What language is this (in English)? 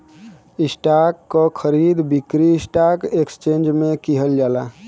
Bhojpuri